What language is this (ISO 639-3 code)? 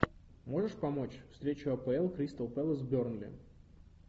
rus